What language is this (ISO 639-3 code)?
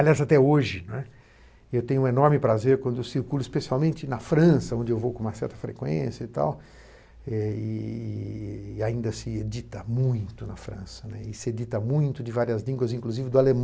por